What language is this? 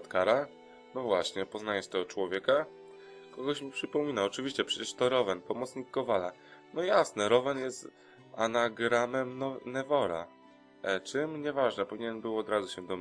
Polish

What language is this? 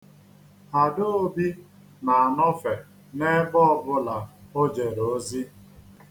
Igbo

